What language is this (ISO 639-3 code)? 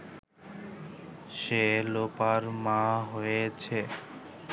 ben